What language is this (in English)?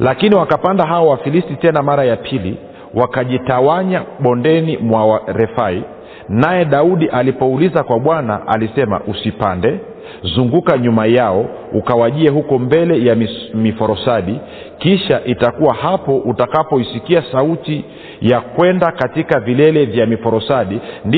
Swahili